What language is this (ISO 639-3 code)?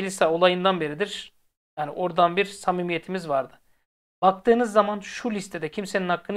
tur